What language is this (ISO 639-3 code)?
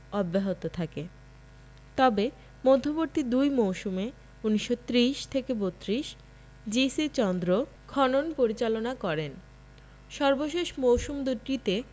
ben